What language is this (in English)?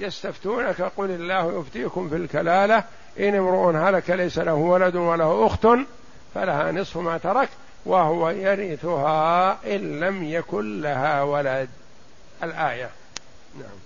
Arabic